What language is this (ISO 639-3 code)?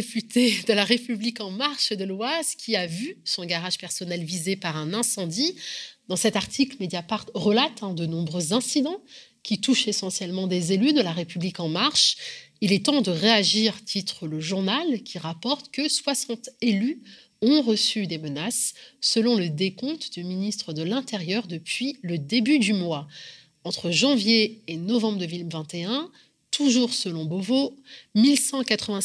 fra